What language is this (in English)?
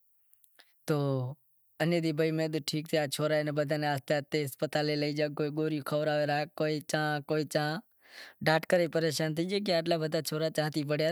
Wadiyara Koli